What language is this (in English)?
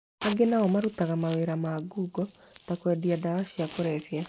Kikuyu